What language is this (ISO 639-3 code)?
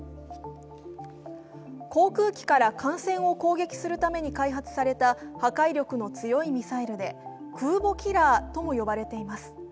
jpn